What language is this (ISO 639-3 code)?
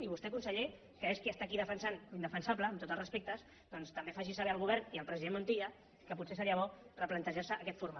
cat